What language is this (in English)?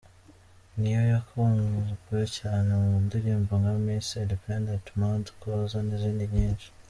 Kinyarwanda